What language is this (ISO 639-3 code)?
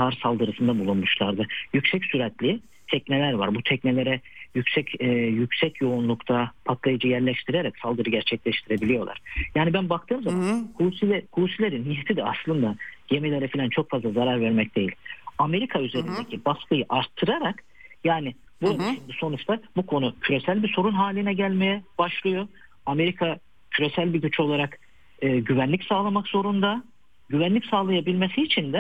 tur